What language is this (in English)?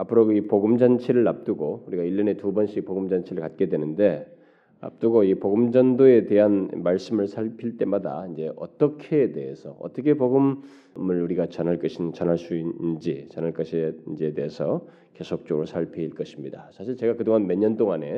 Korean